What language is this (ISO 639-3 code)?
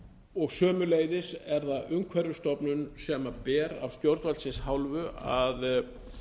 isl